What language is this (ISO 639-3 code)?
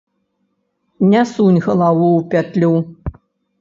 bel